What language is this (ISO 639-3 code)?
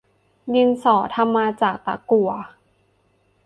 tha